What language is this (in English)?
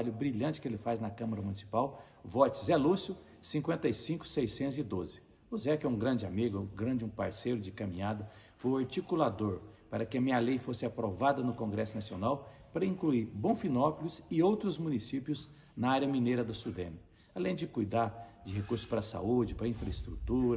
Portuguese